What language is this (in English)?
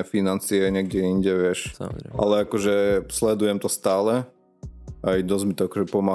Slovak